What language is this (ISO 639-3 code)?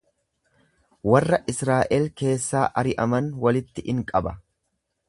orm